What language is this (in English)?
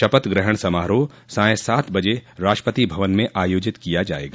Hindi